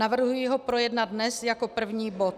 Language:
Czech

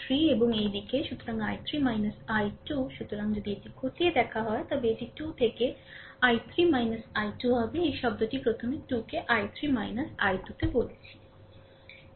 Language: Bangla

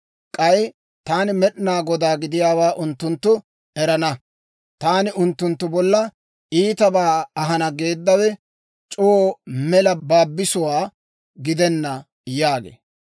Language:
Dawro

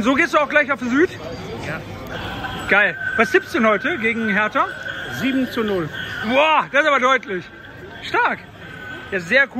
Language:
German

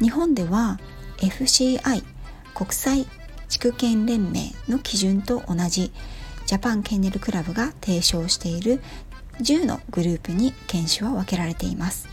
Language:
Japanese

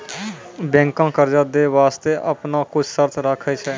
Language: Maithili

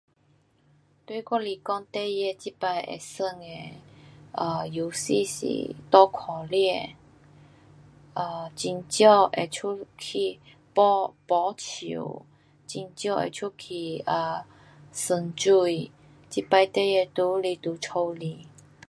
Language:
Pu-Xian Chinese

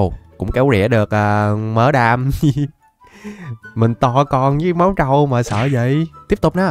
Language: Vietnamese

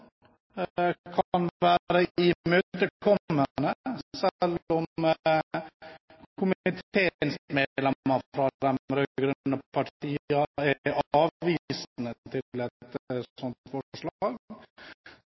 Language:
Norwegian Bokmål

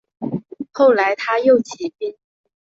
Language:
Chinese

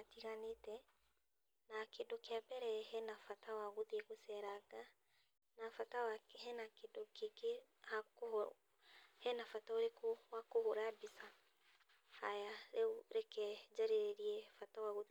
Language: Kikuyu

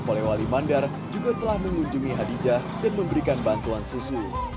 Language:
Indonesian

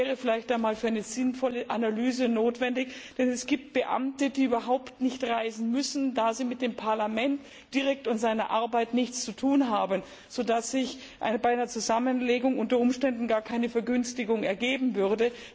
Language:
German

